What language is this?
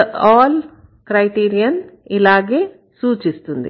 Telugu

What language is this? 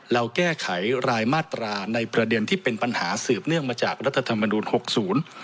Thai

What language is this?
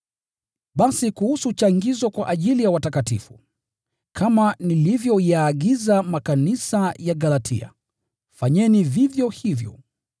Swahili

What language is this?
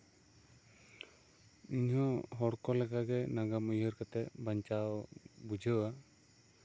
Santali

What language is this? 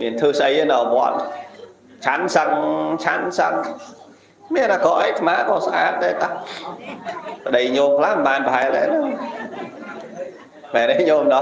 Vietnamese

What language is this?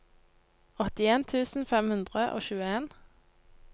Norwegian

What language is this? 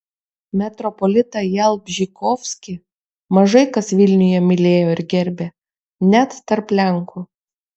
Lithuanian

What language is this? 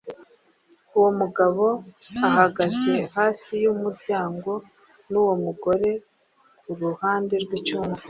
Kinyarwanda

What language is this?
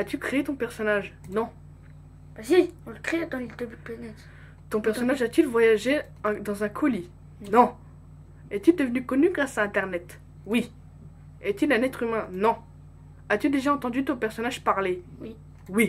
French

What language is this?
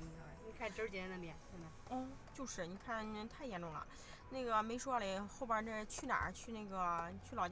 Chinese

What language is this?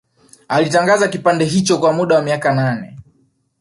Swahili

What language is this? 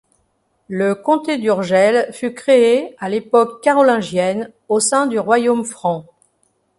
French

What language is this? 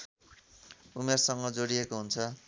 Nepali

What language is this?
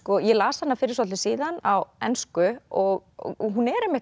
Icelandic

